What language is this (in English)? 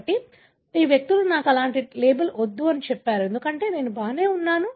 Telugu